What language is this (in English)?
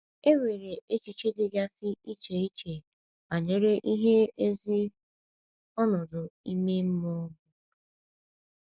Igbo